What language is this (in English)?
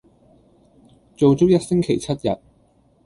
Cantonese